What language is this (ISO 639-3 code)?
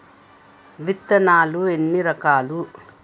tel